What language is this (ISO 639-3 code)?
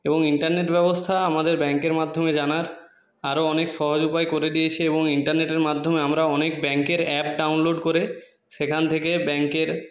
ben